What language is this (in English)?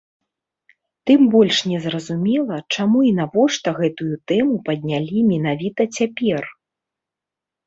Belarusian